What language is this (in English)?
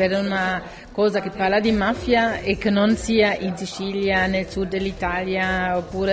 Italian